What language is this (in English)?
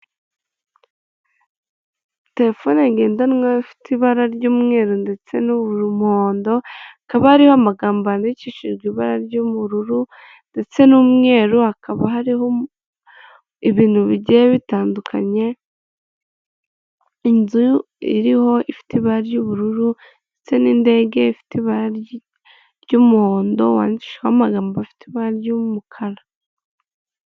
Kinyarwanda